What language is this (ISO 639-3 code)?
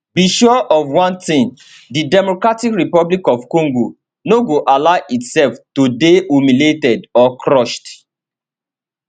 pcm